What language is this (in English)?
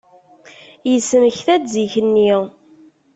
Kabyle